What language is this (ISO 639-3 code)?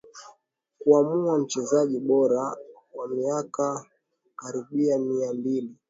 swa